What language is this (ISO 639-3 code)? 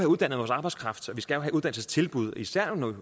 dan